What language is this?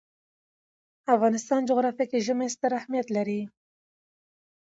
Pashto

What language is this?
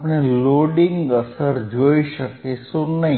Gujarati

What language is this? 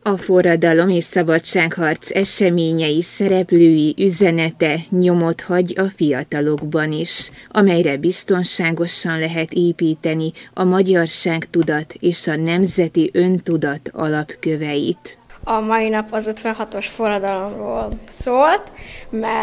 Hungarian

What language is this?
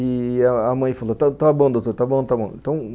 Portuguese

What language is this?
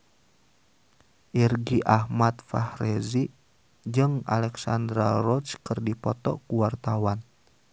Sundanese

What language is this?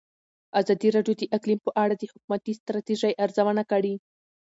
Pashto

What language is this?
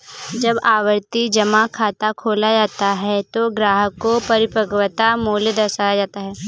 Hindi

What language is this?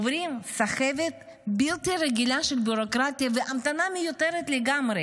Hebrew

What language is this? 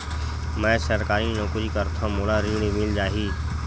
Chhattisgarhi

